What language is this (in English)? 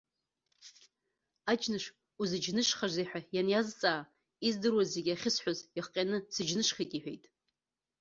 Abkhazian